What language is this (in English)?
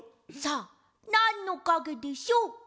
Japanese